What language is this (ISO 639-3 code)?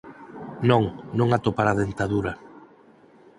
glg